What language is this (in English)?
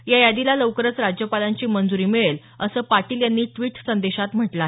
Marathi